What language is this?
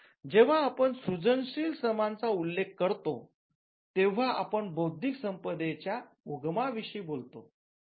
Marathi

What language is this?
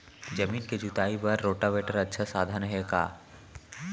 Chhattisgarhi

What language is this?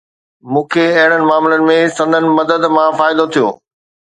Sindhi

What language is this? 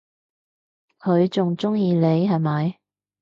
Cantonese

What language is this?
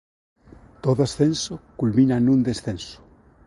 Galician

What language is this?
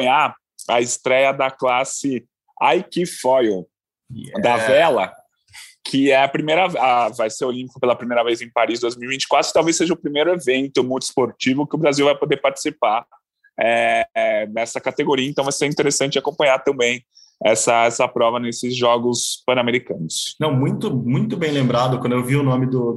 Portuguese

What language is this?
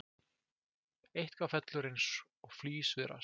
Icelandic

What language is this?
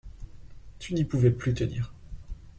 French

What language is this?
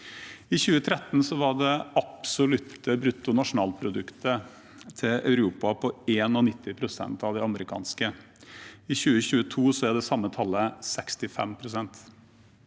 Norwegian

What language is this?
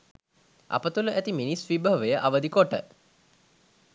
Sinhala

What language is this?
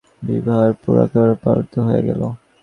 Bangla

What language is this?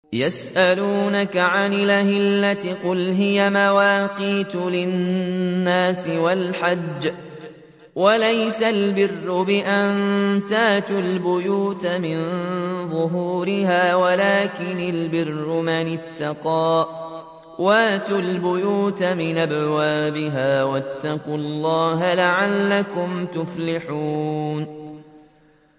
Arabic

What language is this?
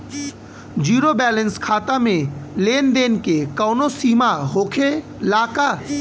Bhojpuri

